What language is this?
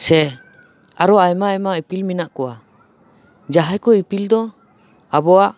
Santali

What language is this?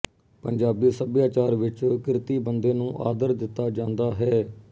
Punjabi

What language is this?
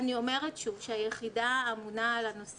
Hebrew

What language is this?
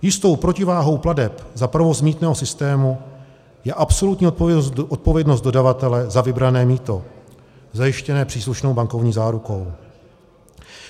Czech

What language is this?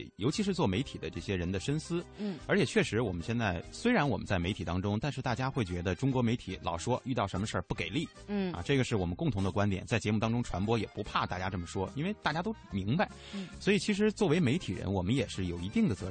Chinese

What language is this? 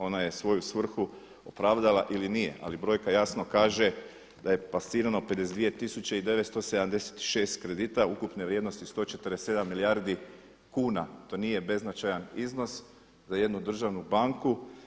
Croatian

